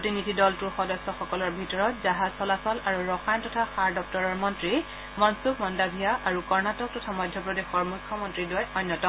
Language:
Assamese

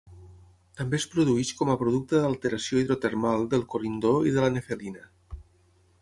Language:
Catalan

